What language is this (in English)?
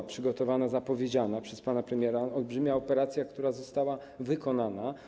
Polish